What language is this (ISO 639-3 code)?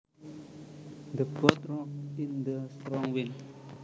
jav